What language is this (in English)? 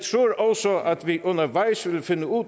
Danish